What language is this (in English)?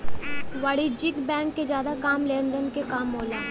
Bhojpuri